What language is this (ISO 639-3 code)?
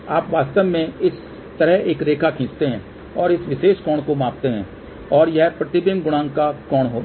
hin